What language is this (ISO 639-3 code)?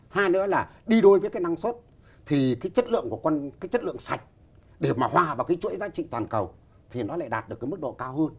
vie